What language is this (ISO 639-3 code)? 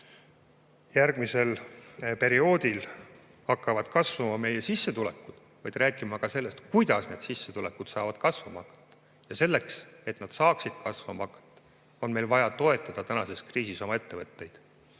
est